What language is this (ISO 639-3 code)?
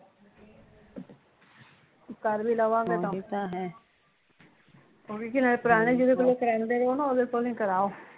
pan